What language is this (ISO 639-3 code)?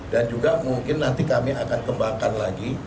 ind